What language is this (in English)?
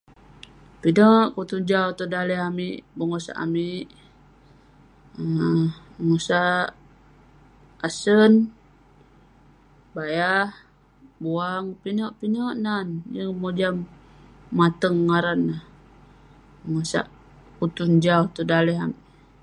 Western Penan